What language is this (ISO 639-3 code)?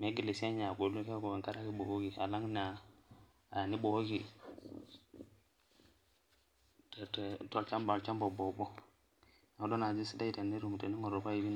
mas